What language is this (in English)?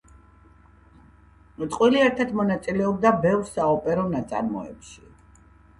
Georgian